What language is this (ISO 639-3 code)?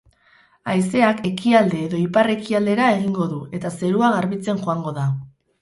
eus